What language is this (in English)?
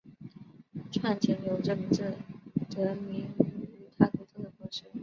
Chinese